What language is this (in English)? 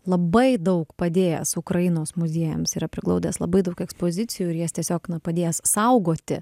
Lithuanian